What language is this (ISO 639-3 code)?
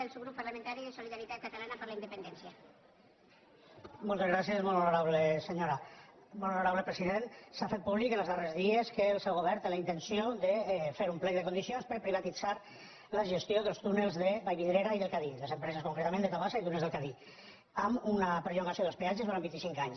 cat